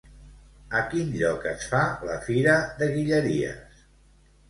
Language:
Catalan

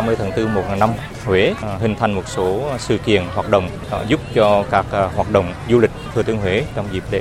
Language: Vietnamese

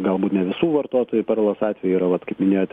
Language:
Lithuanian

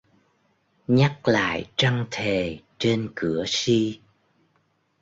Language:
Vietnamese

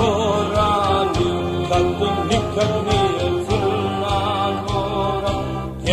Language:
Romanian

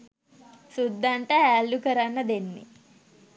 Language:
Sinhala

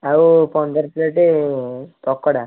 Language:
Odia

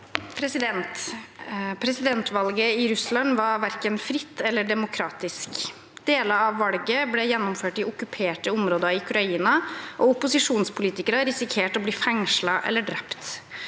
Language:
Norwegian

